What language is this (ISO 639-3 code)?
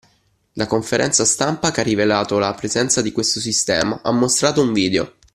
ita